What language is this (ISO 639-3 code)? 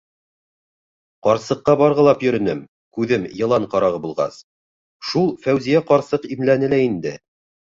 bak